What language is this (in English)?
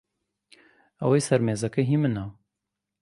Central Kurdish